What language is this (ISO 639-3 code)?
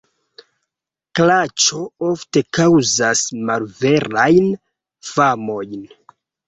epo